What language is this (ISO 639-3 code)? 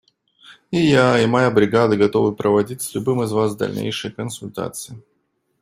rus